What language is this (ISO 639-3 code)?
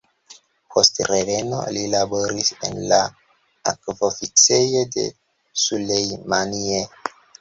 epo